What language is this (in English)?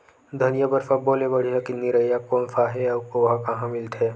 Chhattisgarhi